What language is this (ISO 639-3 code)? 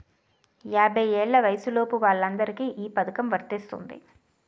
tel